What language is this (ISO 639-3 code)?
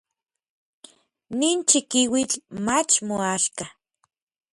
nlv